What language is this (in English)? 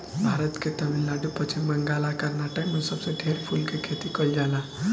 Bhojpuri